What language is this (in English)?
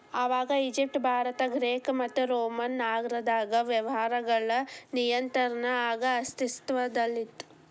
Kannada